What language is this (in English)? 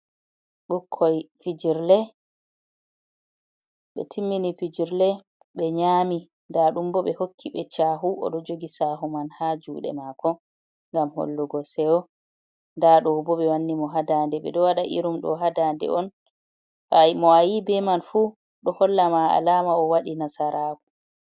Fula